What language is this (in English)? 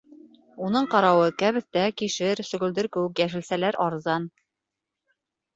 Bashkir